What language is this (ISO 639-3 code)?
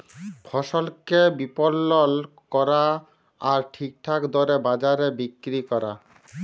ben